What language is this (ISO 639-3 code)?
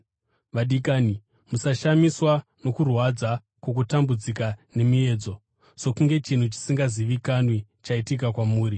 sna